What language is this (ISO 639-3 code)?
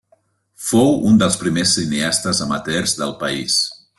cat